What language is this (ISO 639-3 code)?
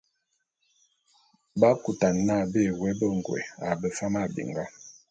bum